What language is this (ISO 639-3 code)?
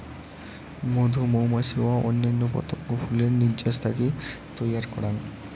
ben